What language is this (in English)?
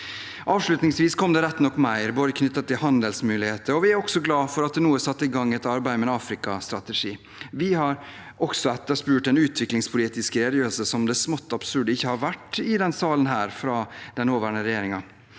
Norwegian